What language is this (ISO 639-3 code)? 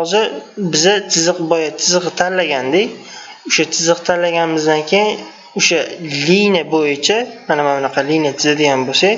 tur